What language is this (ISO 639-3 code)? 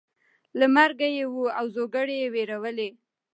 pus